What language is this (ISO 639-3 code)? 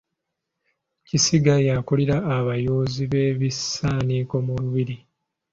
lug